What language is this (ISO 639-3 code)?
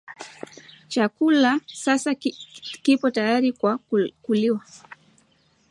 swa